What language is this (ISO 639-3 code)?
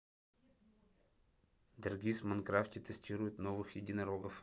rus